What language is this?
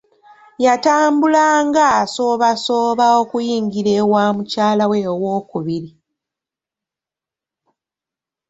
Ganda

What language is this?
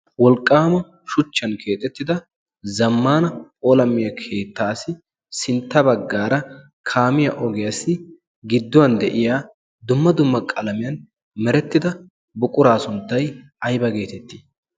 Wolaytta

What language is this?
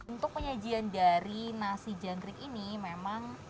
Indonesian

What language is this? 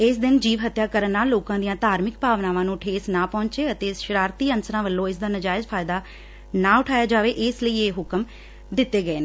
Punjabi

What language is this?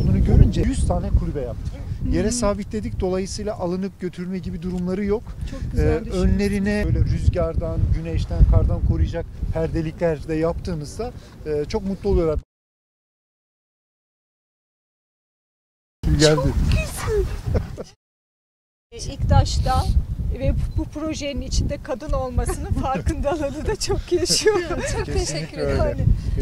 Turkish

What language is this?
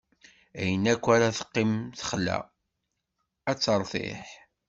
Kabyle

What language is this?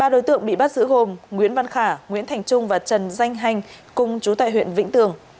Vietnamese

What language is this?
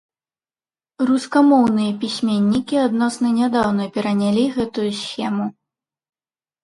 Belarusian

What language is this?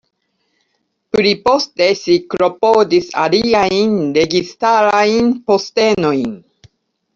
Esperanto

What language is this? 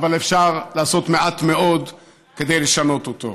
Hebrew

